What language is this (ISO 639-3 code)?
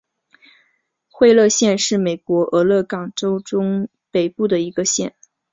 zho